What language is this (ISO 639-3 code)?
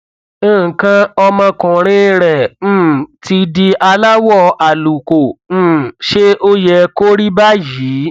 yor